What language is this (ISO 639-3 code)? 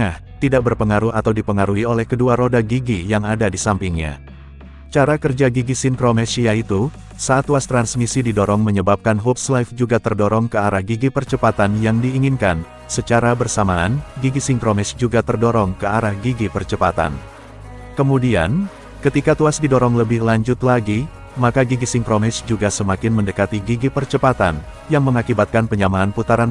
ind